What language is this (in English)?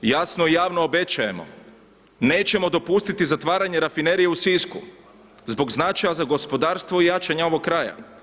Croatian